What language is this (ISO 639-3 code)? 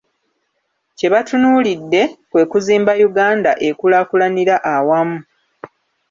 lug